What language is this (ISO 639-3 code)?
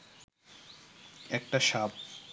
ben